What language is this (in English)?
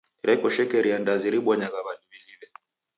Taita